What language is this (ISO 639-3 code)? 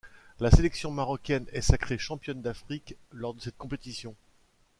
fra